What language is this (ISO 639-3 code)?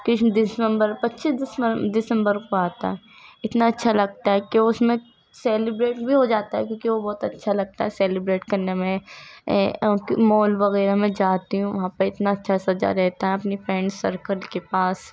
urd